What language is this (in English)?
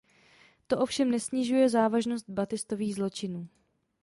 Czech